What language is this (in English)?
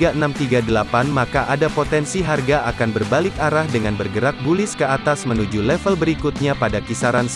Indonesian